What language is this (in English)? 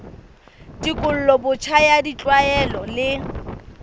Southern Sotho